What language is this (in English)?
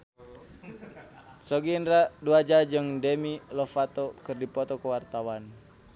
Sundanese